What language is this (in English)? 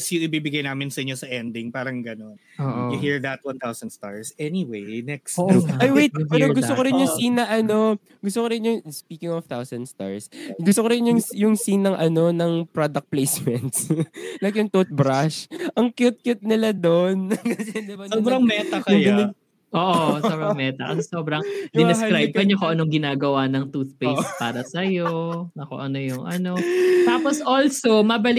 Filipino